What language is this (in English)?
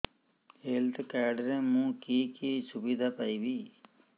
Odia